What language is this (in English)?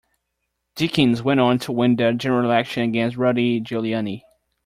English